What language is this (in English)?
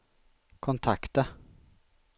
Swedish